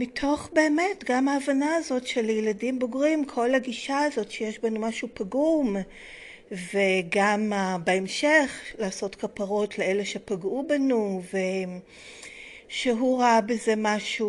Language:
Hebrew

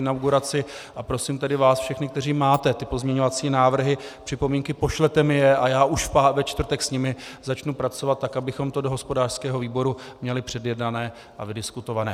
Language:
Czech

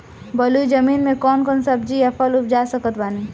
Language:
Bhojpuri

